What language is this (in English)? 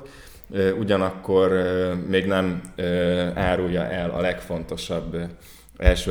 Hungarian